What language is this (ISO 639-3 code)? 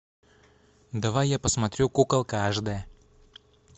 rus